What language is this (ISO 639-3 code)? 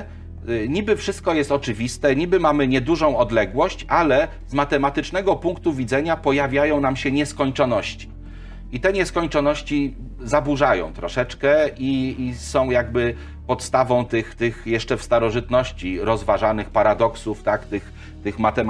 pol